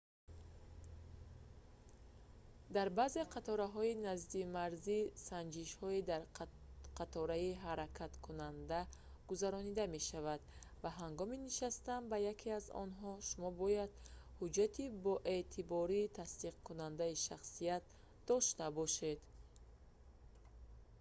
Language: Tajik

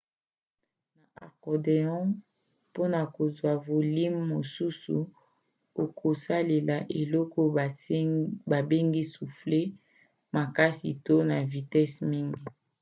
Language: Lingala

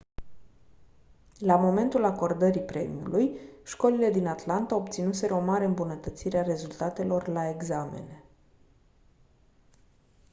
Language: Romanian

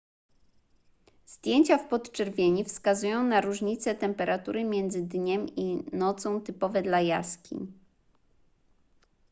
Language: Polish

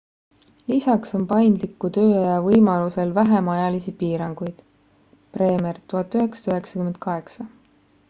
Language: Estonian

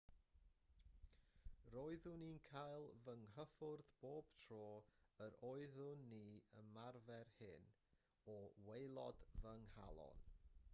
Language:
Welsh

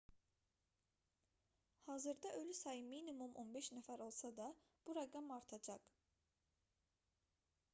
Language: Azerbaijani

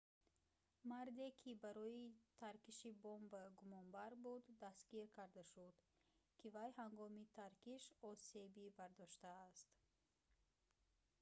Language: Tajik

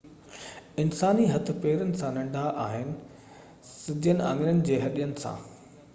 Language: Sindhi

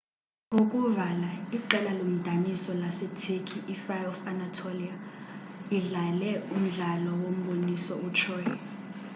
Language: Xhosa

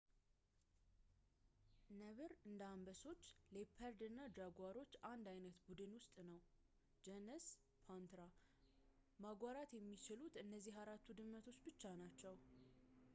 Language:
Amharic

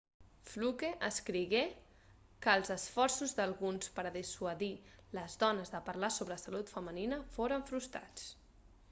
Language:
Catalan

